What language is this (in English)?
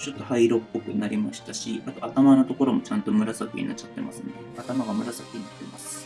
Japanese